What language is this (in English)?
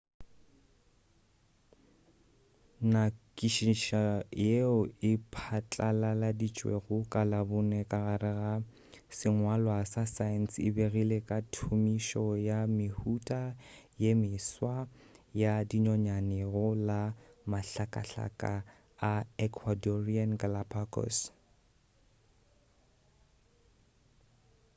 Northern Sotho